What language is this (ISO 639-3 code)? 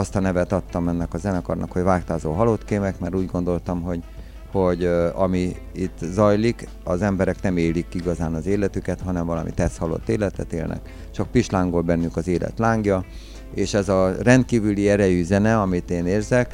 hun